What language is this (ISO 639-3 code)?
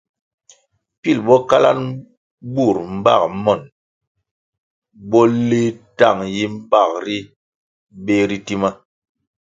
nmg